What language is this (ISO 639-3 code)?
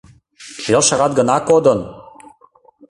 chm